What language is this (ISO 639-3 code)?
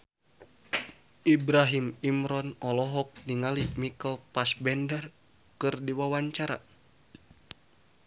sun